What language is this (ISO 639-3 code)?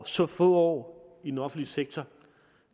dan